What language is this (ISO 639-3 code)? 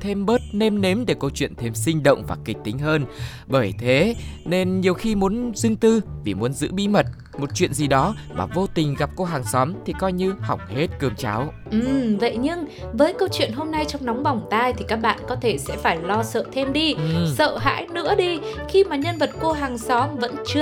vie